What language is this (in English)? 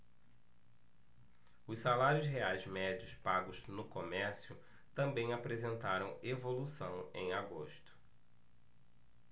Portuguese